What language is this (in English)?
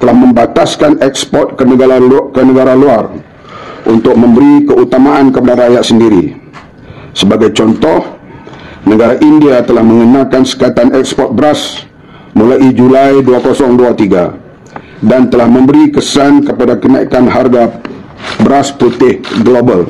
Malay